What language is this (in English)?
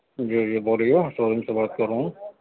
Urdu